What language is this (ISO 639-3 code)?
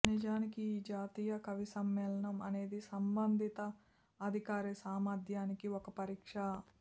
tel